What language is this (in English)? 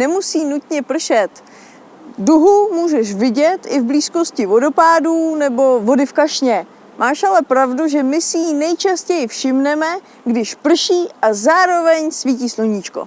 Czech